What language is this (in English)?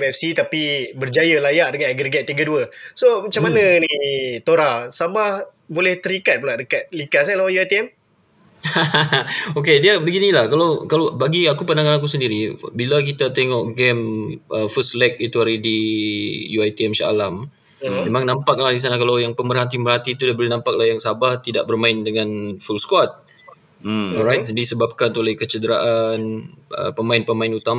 Malay